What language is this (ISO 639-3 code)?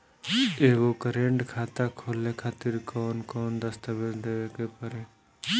bho